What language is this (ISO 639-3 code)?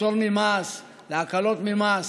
heb